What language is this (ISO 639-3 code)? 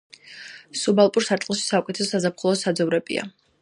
kat